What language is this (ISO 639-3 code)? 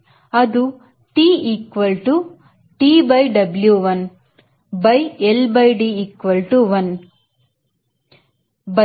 kan